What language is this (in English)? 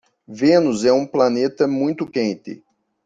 Portuguese